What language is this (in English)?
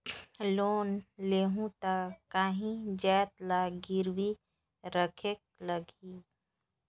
Chhattisgarhi